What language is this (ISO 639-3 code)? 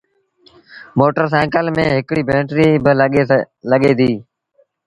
sbn